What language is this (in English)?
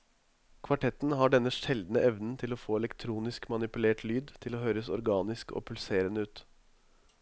Norwegian